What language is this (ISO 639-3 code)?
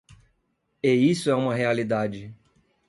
por